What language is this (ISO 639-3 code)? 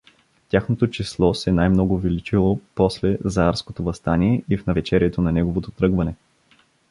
bul